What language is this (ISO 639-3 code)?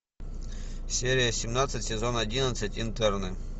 rus